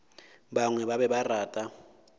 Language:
Northern Sotho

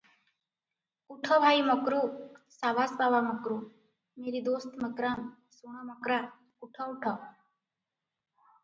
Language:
Odia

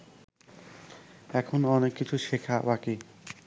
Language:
Bangla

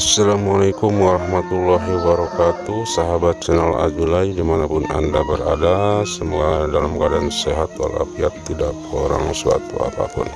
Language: Indonesian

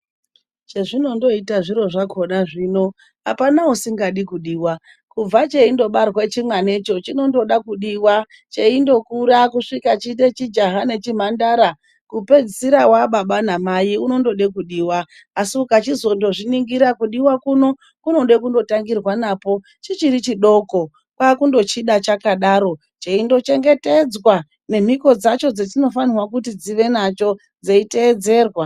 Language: Ndau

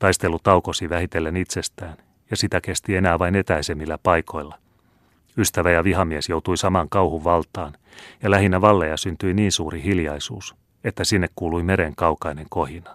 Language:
Finnish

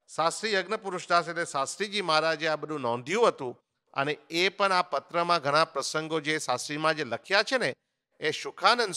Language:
Hindi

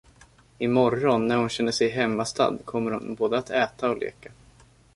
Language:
Swedish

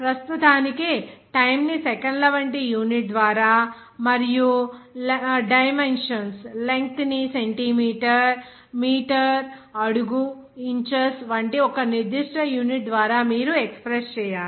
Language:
Telugu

